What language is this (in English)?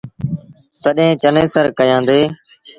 Sindhi Bhil